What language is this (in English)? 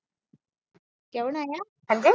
Punjabi